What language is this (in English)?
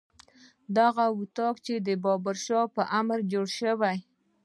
Pashto